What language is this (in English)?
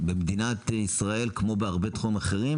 Hebrew